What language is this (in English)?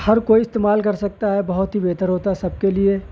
Urdu